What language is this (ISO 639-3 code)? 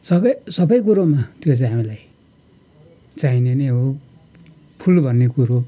nep